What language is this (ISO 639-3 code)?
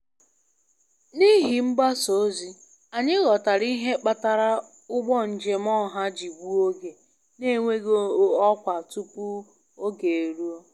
ibo